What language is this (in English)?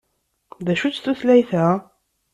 Kabyle